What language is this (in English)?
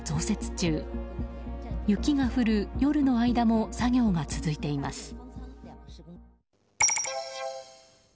Japanese